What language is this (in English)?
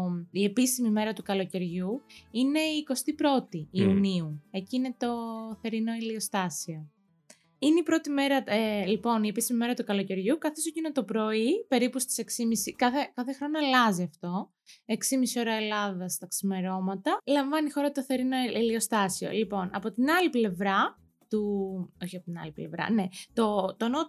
Greek